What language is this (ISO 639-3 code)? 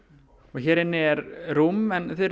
isl